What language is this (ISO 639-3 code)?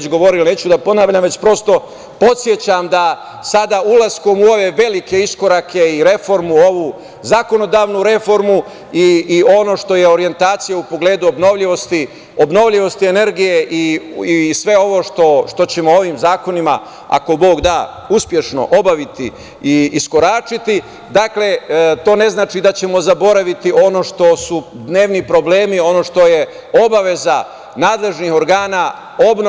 srp